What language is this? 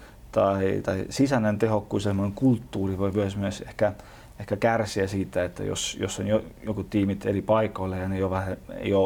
Finnish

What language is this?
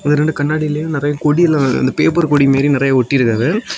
Tamil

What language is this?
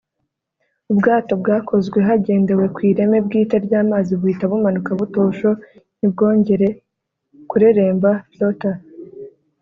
Kinyarwanda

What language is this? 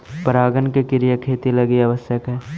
Magahi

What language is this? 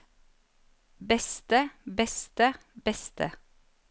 Norwegian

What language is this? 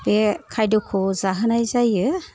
Bodo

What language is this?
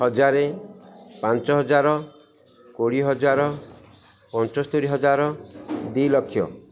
Odia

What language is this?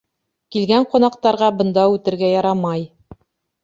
Bashkir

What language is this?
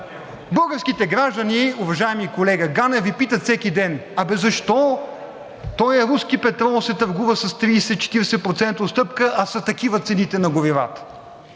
Bulgarian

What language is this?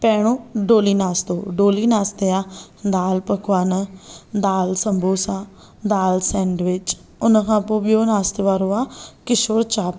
Sindhi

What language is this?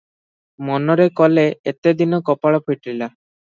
Odia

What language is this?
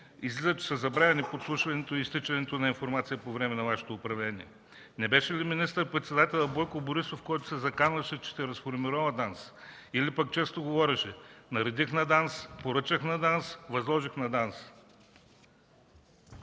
Bulgarian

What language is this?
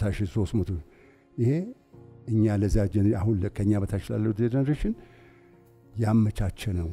Arabic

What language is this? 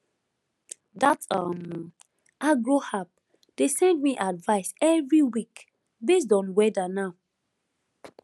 Nigerian Pidgin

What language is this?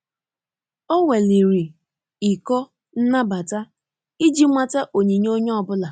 Igbo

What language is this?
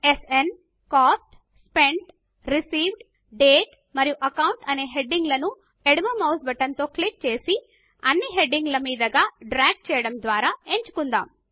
Telugu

